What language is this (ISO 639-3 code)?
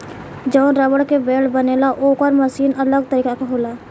bho